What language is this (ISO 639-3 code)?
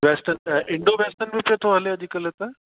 snd